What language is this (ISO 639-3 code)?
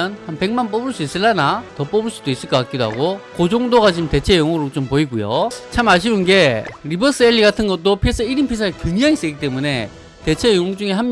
kor